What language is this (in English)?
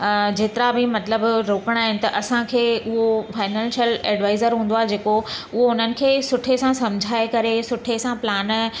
Sindhi